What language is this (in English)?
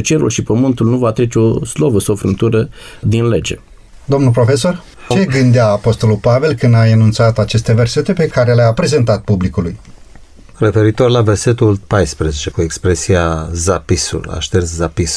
Romanian